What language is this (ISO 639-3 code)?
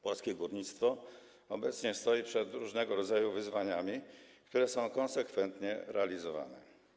pol